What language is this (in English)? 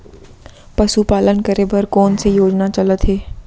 Chhattisgarhi